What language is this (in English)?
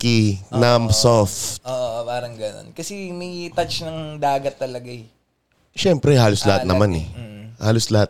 Filipino